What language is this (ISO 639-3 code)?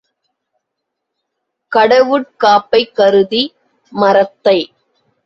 tam